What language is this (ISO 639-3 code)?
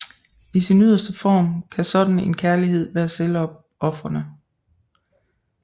dan